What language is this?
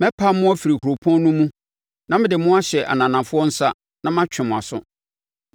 Akan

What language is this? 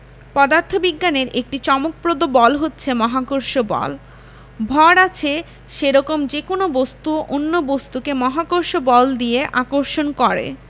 Bangla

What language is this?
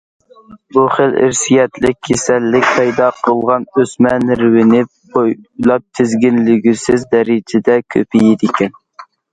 Uyghur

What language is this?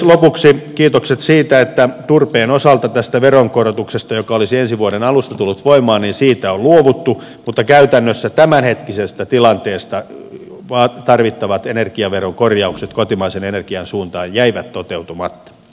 Finnish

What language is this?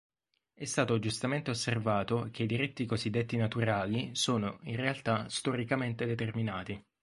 Italian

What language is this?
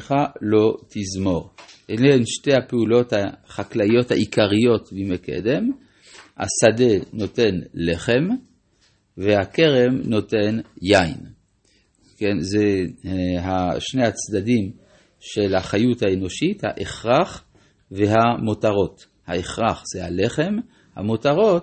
Hebrew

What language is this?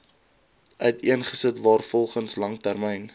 Afrikaans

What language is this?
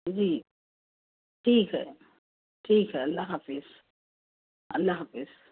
Urdu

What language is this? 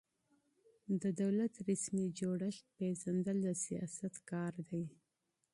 Pashto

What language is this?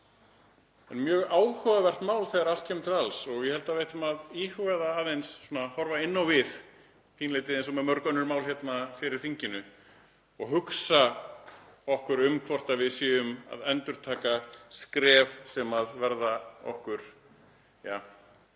Icelandic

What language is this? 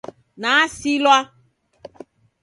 Taita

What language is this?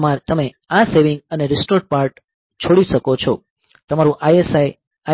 Gujarati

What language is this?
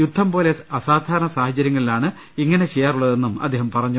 Malayalam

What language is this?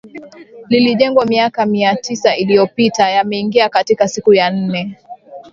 Swahili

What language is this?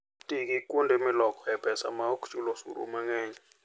Luo (Kenya and Tanzania)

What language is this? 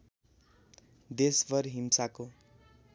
Nepali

